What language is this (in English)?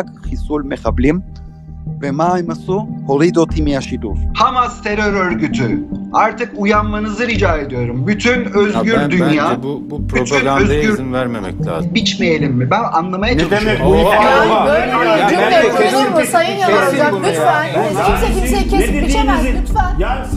Hebrew